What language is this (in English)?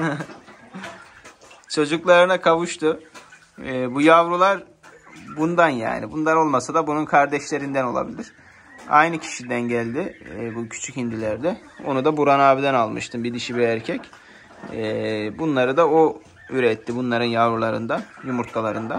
Turkish